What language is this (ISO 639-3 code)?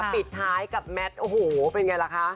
tha